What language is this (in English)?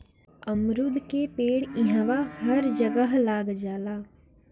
Bhojpuri